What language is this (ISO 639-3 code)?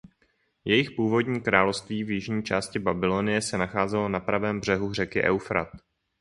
ces